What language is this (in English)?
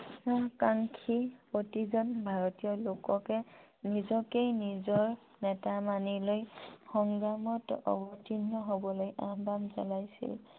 Assamese